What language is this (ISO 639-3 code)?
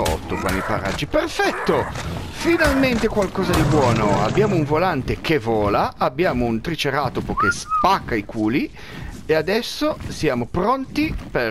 ita